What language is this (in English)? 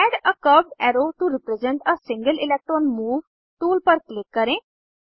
Hindi